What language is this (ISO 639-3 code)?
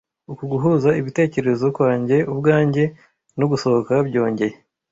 kin